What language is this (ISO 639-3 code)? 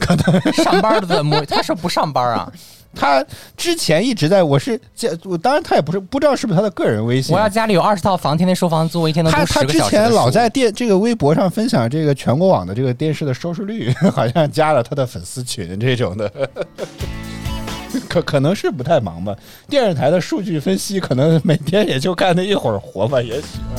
zho